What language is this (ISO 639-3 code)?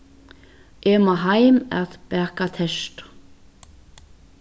fao